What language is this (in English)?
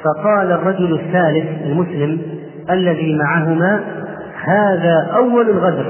Arabic